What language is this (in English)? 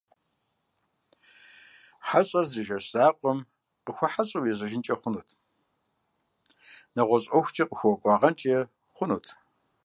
Kabardian